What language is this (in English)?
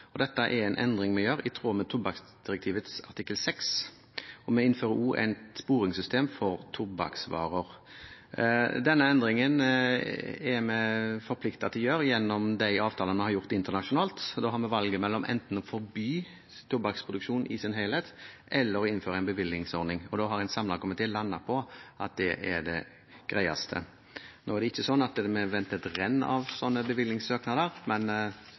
Norwegian Bokmål